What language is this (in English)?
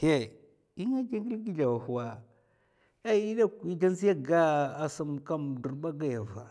Mafa